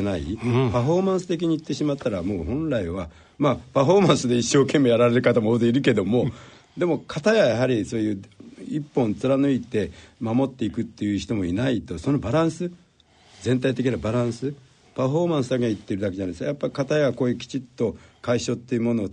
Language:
Japanese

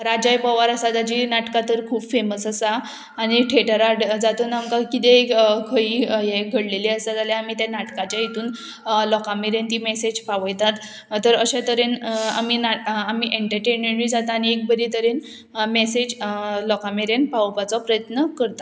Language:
Konkani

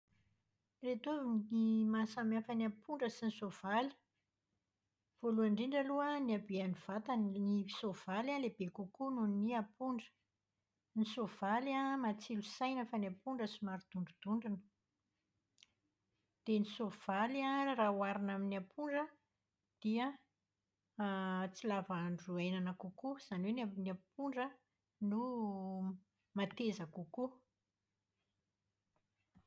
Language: Malagasy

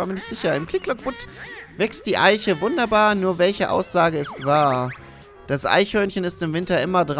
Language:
German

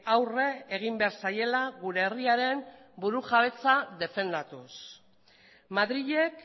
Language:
Basque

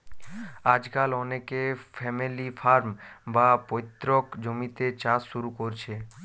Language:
Bangla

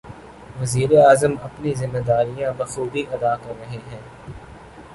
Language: Urdu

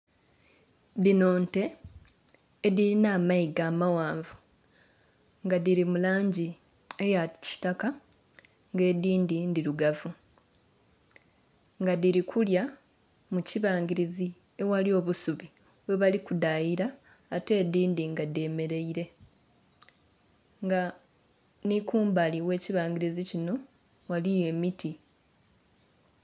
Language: Soga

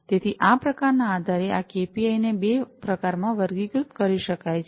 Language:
Gujarati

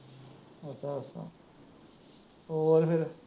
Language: Punjabi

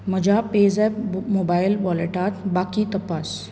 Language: Konkani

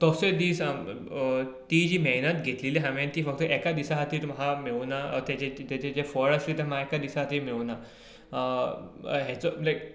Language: Konkani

